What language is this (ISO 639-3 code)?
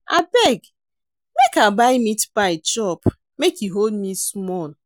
pcm